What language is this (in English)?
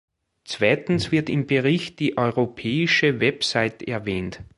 German